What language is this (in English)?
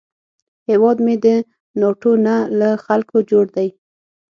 Pashto